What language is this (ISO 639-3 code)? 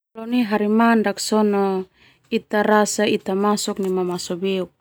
twu